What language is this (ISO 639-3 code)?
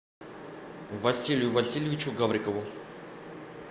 rus